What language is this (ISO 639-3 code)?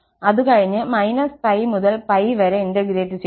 mal